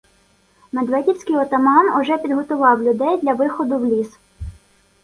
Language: Ukrainian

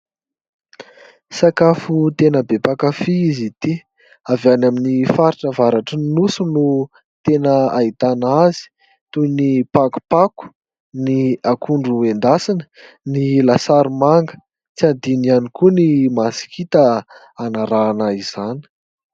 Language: Malagasy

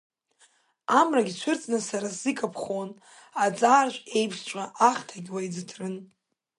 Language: Abkhazian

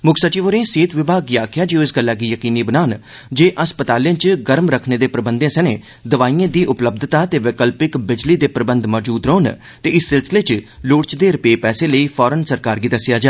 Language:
Dogri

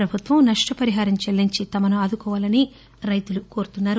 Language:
Telugu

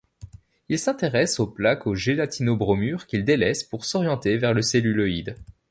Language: French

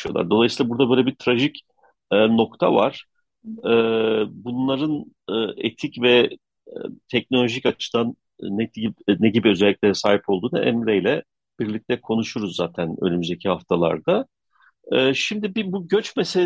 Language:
Turkish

